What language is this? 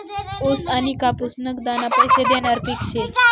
Marathi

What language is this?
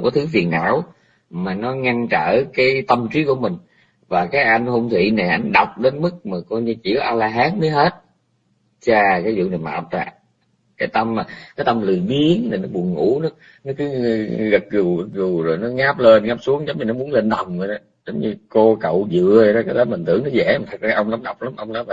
Vietnamese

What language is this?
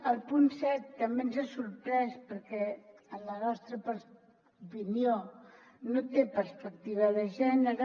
Catalan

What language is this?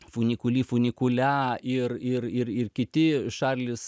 Lithuanian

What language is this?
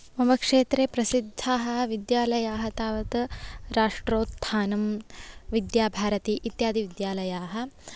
Sanskrit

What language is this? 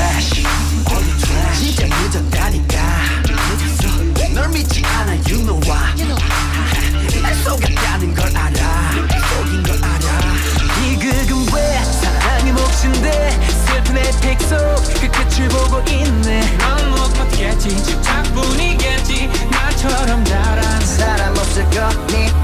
Korean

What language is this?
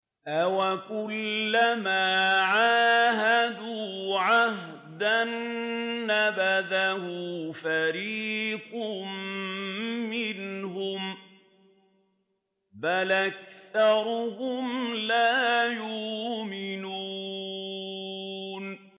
Arabic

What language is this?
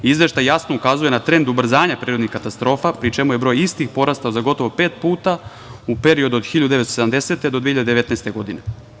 Serbian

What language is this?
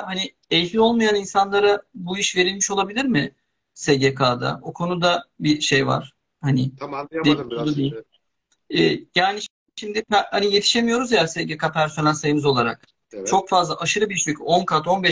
Turkish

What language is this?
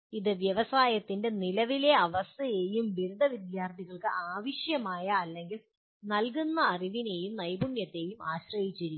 Malayalam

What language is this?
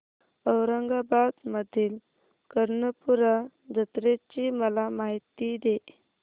Marathi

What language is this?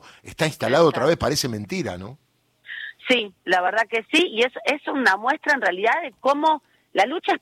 Spanish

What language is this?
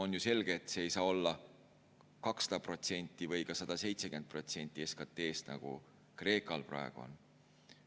Estonian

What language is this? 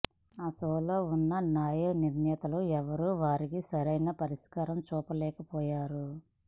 Telugu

